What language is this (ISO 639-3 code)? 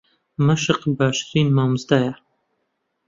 ckb